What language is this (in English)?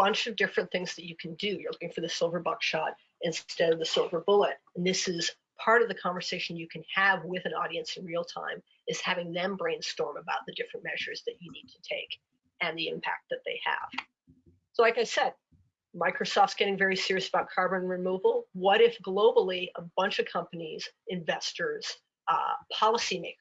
English